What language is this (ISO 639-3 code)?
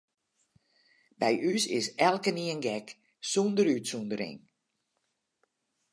fry